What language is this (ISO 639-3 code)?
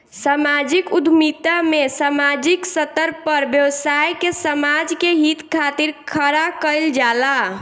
bho